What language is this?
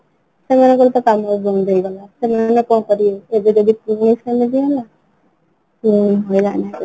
Odia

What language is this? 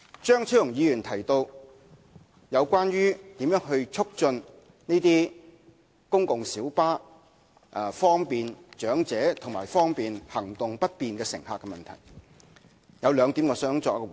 Cantonese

